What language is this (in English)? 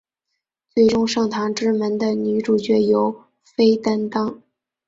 Chinese